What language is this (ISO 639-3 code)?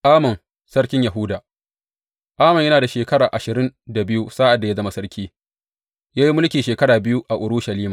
hau